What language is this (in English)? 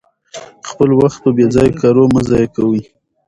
Pashto